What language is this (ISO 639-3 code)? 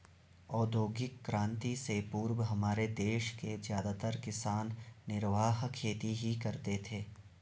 hin